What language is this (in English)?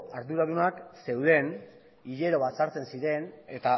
Basque